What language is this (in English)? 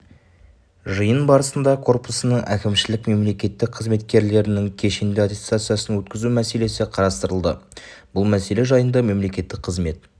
Kazakh